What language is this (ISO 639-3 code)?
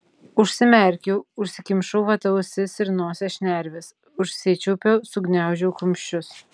lit